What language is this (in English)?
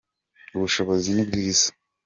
Kinyarwanda